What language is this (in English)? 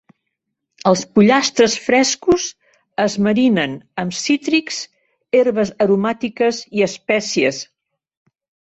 Catalan